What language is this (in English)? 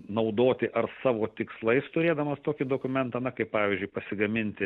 Lithuanian